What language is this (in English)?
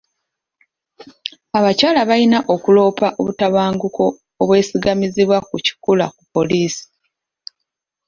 Ganda